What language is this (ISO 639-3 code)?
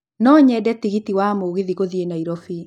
kik